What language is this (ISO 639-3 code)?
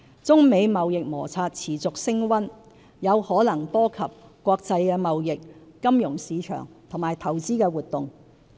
yue